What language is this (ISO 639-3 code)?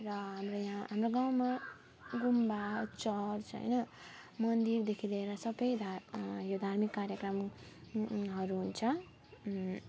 nep